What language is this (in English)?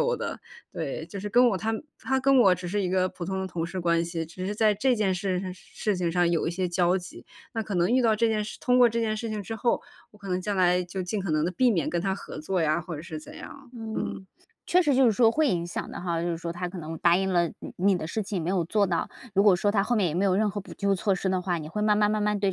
Chinese